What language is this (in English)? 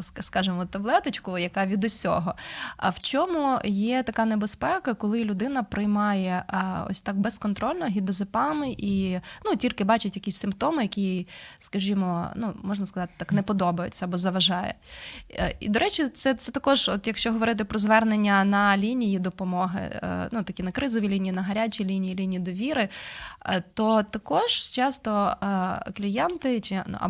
Ukrainian